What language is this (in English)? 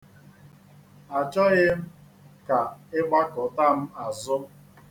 Igbo